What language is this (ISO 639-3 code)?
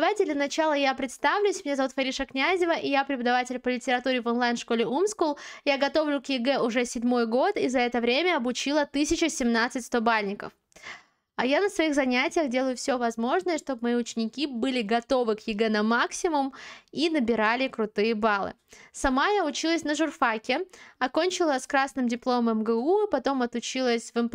rus